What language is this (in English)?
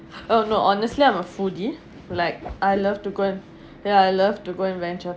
English